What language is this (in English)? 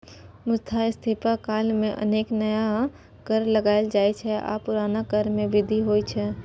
Maithili